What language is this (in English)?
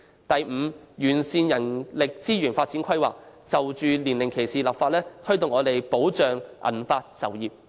Cantonese